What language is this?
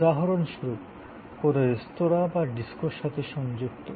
Bangla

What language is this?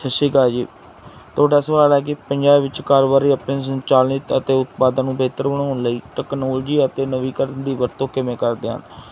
Punjabi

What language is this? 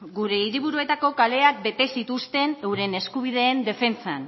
Basque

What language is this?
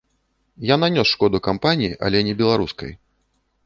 Belarusian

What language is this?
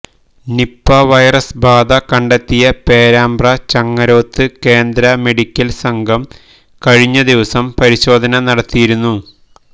Malayalam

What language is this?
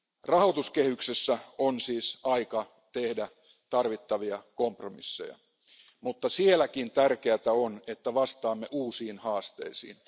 Finnish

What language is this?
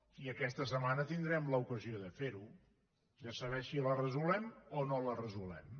Catalan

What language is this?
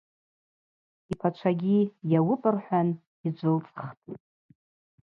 Abaza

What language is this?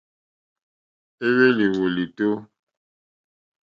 Mokpwe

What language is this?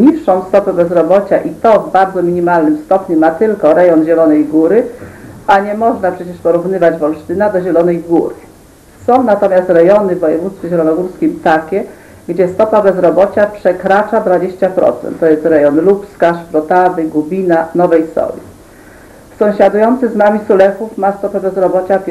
Polish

